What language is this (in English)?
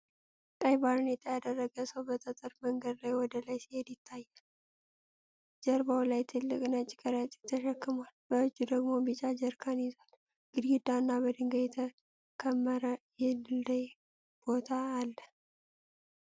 Amharic